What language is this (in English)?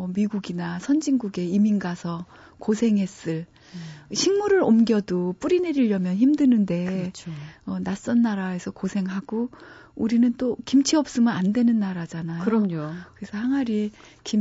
Korean